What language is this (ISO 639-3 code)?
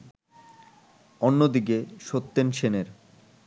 ben